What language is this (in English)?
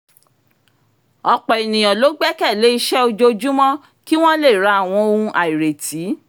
Yoruba